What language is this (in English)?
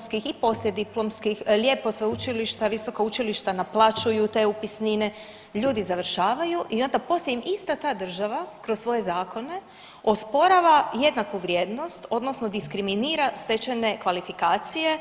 Croatian